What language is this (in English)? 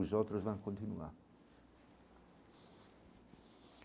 Portuguese